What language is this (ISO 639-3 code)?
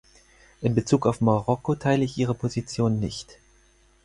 deu